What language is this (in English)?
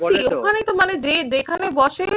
Bangla